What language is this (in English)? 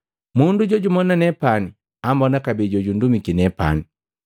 Matengo